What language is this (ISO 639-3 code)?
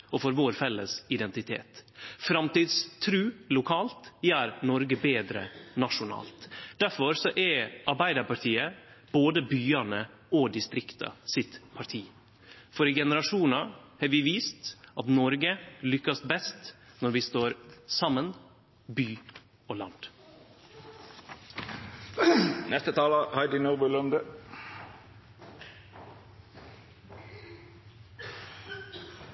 nno